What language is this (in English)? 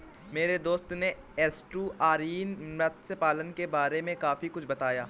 Hindi